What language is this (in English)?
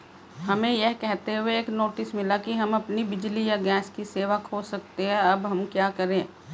Hindi